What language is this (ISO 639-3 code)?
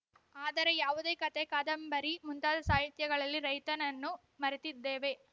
kan